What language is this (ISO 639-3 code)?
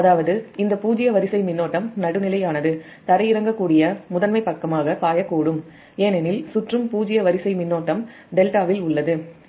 tam